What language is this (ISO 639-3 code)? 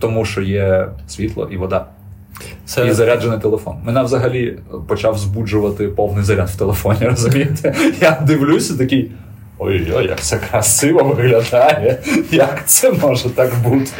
ukr